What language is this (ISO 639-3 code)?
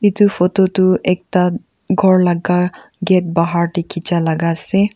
nag